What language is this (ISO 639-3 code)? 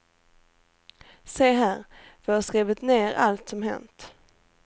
swe